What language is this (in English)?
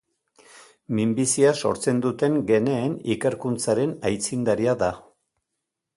Basque